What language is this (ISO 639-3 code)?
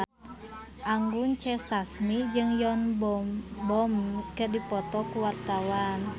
sun